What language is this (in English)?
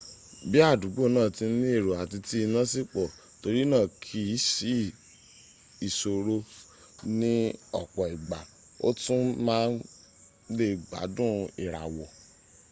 Yoruba